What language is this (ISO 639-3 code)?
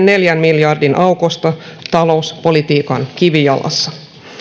fin